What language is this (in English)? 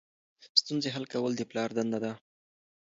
Pashto